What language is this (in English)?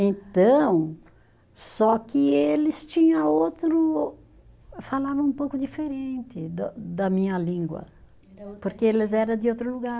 Portuguese